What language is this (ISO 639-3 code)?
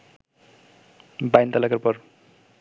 ben